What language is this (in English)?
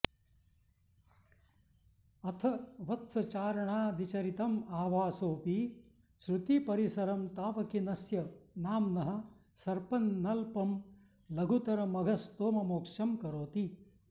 Sanskrit